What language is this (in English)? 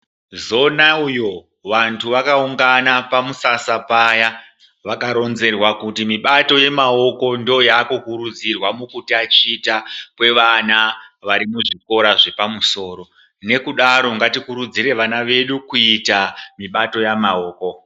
Ndau